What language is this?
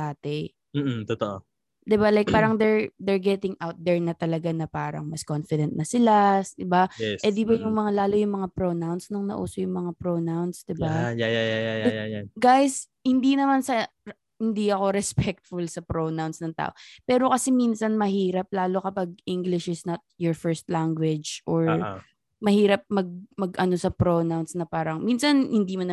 Filipino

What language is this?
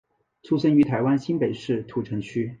Chinese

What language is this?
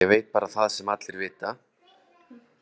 Icelandic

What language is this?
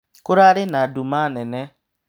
Kikuyu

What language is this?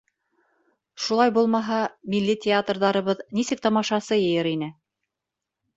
Bashkir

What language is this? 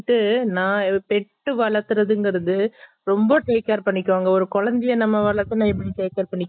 Tamil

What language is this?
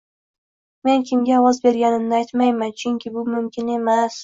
Uzbek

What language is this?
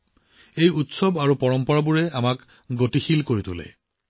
Assamese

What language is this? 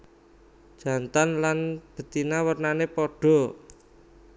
Javanese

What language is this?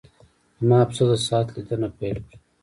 Pashto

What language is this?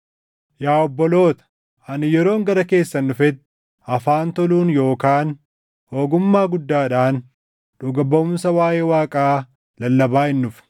Oromo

